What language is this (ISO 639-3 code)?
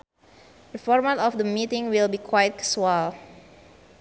sun